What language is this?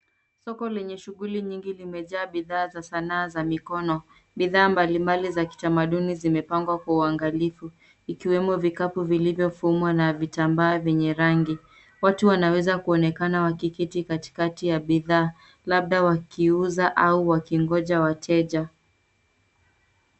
Swahili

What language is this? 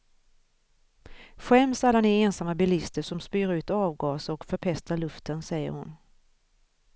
Swedish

